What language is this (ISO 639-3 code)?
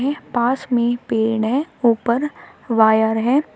hin